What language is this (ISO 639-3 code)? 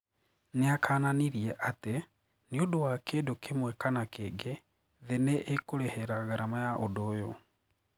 kik